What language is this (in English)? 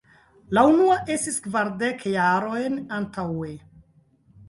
Esperanto